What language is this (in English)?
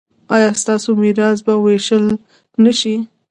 Pashto